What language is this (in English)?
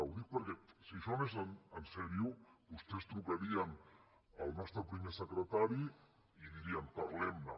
Catalan